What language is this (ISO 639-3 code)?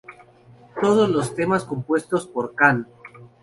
spa